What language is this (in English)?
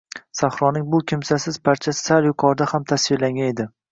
Uzbek